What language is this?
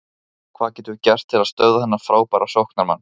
Icelandic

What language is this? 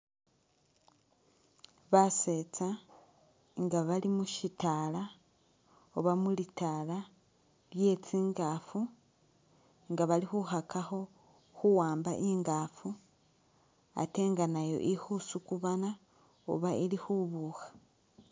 Masaaba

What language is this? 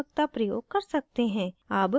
Hindi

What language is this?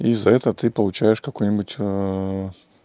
Russian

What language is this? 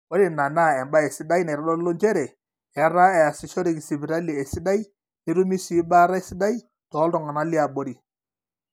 Masai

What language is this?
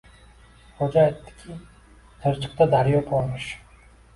Uzbek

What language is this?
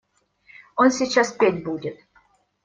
Russian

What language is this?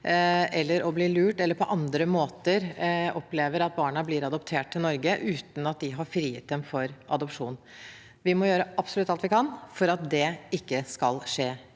Norwegian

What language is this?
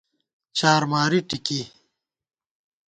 Gawar-Bati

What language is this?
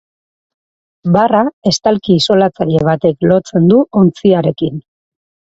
Basque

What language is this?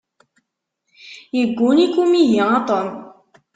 Kabyle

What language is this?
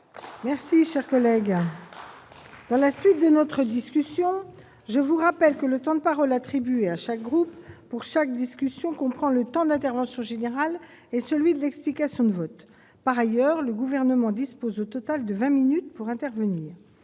French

